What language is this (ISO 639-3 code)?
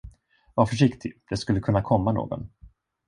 swe